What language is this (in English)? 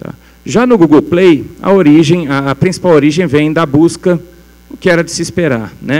Portuguese